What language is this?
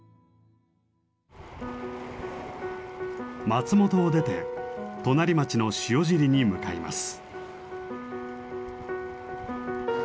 Japanese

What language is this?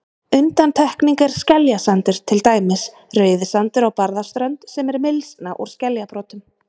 Icelandic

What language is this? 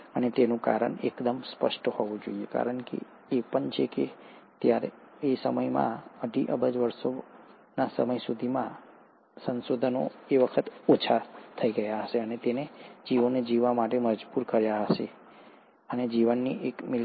Gujarati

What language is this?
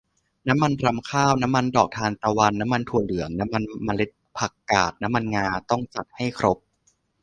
Thai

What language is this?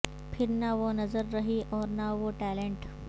Urdu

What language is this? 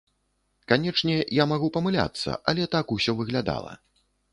Belarusian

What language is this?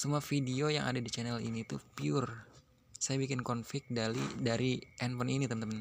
Indonesian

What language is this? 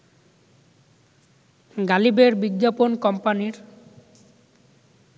Bangla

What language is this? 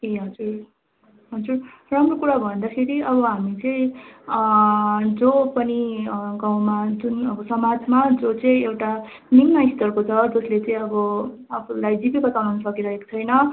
Nepali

